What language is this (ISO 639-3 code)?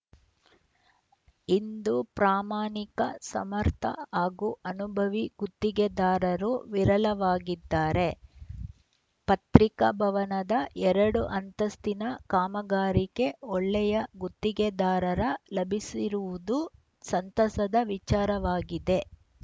kan